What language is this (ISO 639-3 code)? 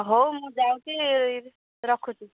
ori